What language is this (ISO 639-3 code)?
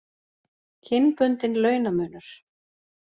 isl